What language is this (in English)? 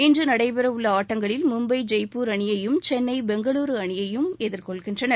Tamil